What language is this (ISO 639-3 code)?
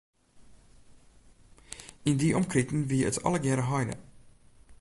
fry